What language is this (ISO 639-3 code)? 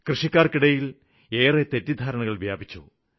mal